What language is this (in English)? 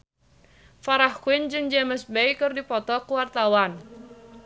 Sundanese